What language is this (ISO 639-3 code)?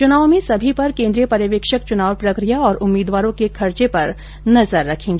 hin